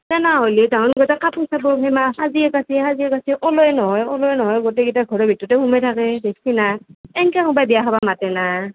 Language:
Assamese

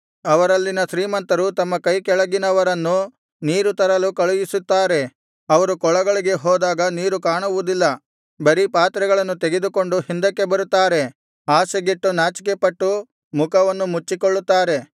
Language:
Kannada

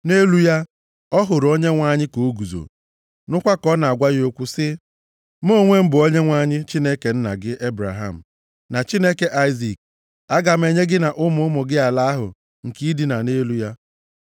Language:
Igbo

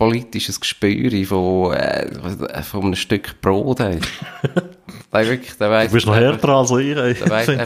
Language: German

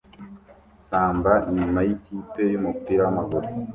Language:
Kinyarwanda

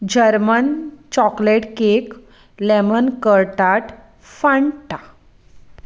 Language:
Konkani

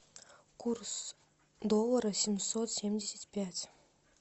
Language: Russian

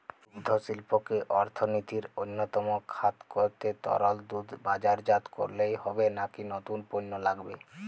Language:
Bangla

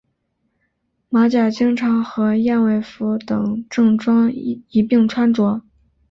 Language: Chinese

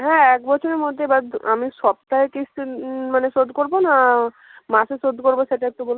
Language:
Bangla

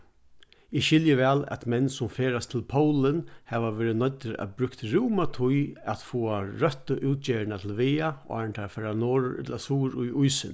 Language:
Faroese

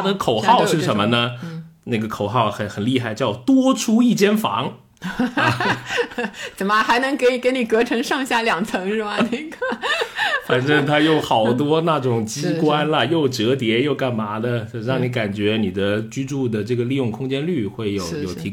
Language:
Chinese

